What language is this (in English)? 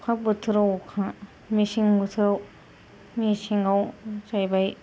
Bodo